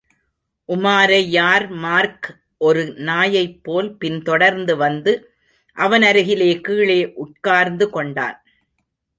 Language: Tamil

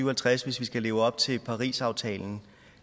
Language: Danish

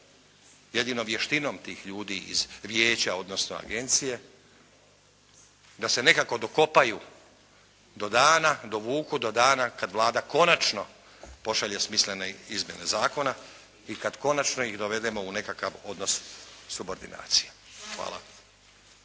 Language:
Croatian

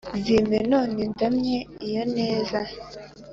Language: Kinyarwanda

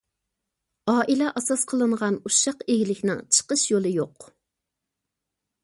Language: Uyghur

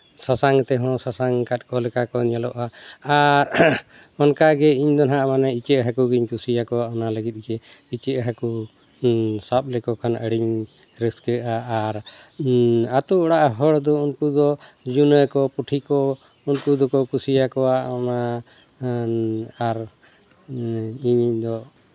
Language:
Santali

